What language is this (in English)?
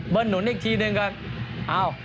Thai